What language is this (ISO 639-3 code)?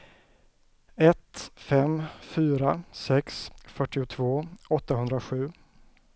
swe